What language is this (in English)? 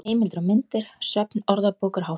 Icelandic